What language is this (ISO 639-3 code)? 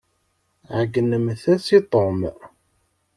kab